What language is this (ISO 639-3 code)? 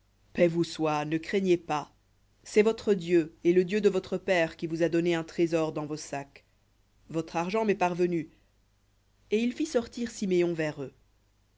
fra